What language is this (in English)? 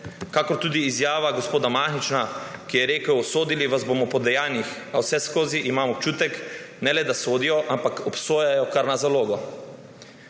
Slovenian